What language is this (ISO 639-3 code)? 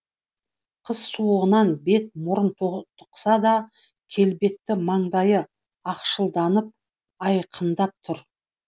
kaz